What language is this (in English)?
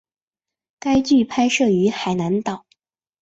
Chinese